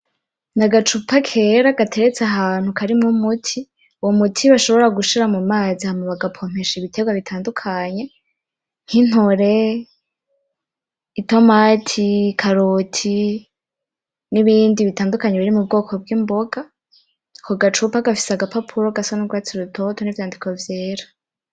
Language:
Rundi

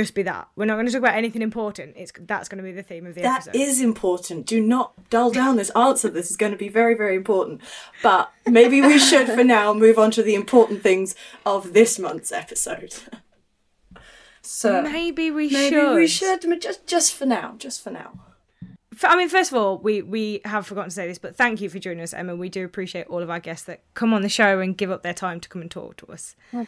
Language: English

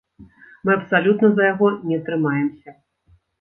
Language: Belarusian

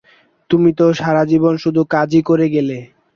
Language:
Bangla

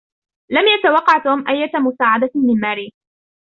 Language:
Arabic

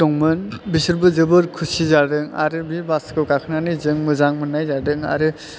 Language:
Bodo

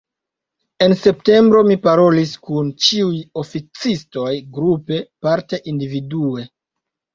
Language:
Esperanto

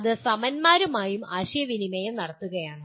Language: Malayalam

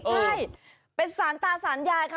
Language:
Thai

